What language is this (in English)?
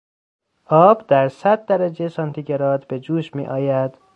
Persian